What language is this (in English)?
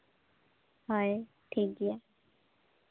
Santali